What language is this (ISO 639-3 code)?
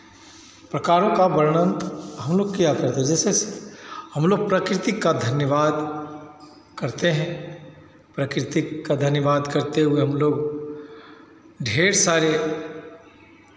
hin